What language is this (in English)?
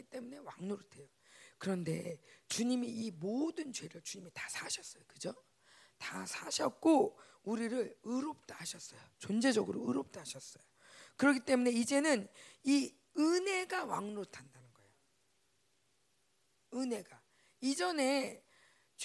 Korean